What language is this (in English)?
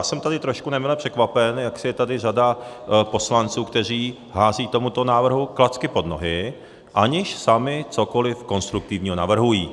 Czech